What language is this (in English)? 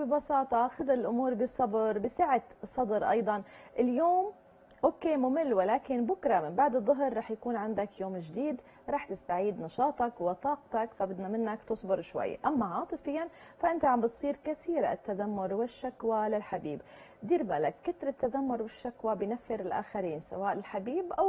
Arabic